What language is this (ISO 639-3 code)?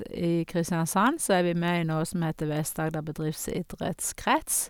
nor